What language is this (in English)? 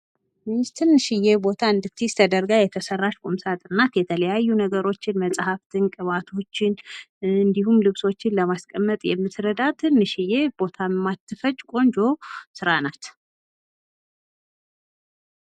Amharic